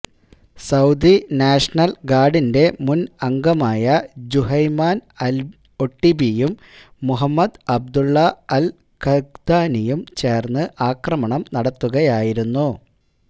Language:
Malayalam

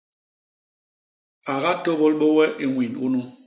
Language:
Basaa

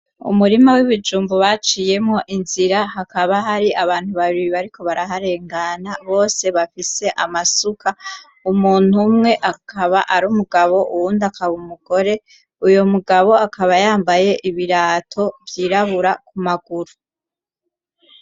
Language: Rundi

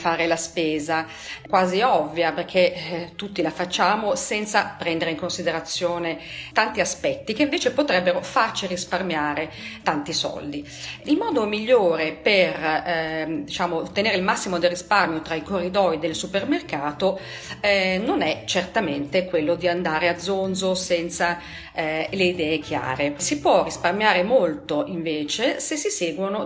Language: Italian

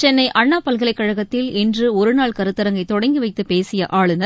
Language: Tamil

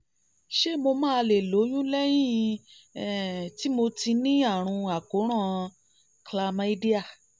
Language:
Yoruba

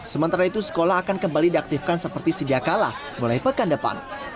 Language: Indonesian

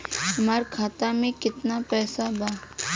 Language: Bhojpuri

